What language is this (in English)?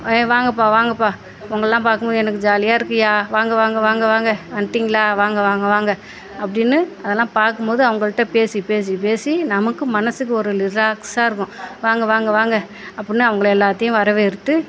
Tamil